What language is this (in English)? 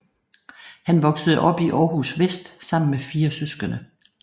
Danish